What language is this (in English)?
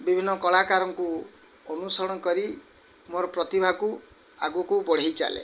Odia